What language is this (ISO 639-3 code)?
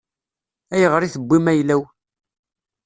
kab